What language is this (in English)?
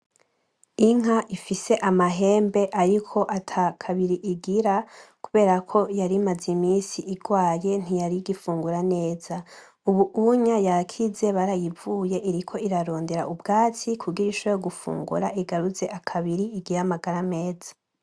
Rundi